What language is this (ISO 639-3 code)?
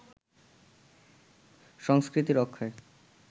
ben